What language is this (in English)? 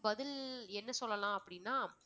Tamil